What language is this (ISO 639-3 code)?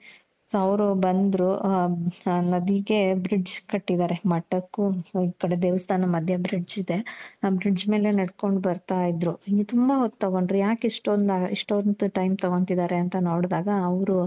kan